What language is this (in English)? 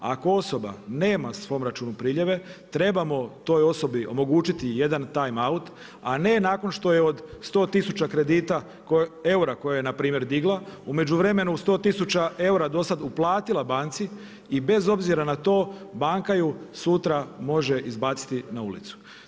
Croatian